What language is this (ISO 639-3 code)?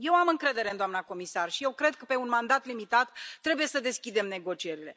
ron